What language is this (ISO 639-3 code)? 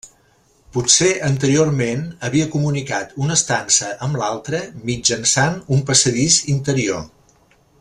cat